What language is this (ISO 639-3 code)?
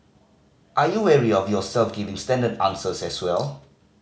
eng